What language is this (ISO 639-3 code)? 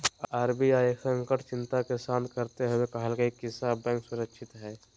mag